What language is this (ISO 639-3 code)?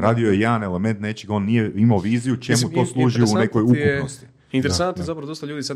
hrv